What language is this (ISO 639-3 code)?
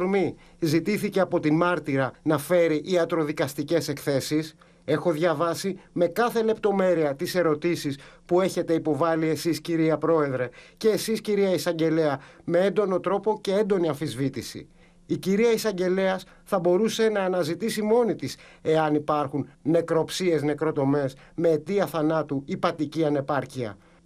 ell